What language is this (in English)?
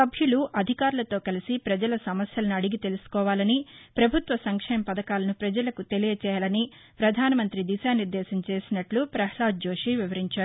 Telugu